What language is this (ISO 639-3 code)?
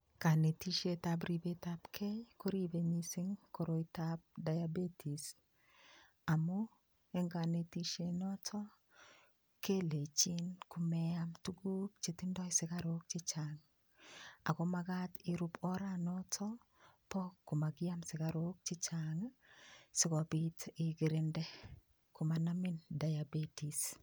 kln